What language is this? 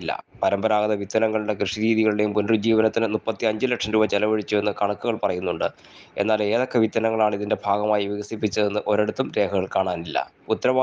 Malayalam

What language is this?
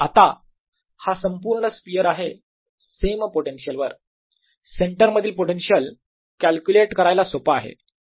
Marathi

